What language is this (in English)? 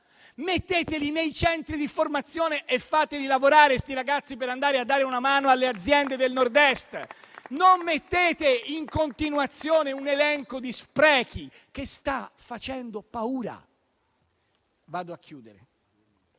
Italian